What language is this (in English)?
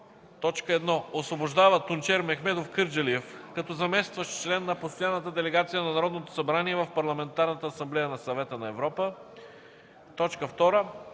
Bulgarian